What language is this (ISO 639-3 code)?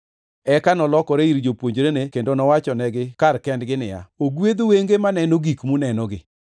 luo